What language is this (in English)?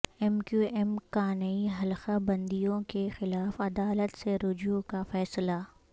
Urdu